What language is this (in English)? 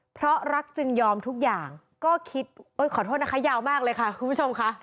Thai